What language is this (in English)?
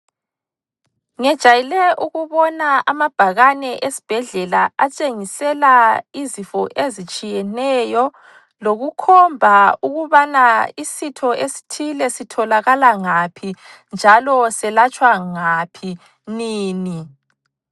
North Ndebele